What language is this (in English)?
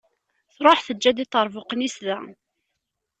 Kabyle